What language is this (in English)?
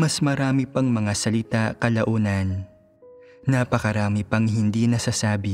Filipino